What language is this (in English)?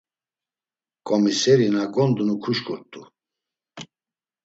Laz